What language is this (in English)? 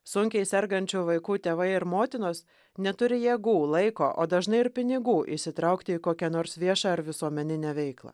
Lithuanian